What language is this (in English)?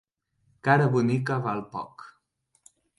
Catalan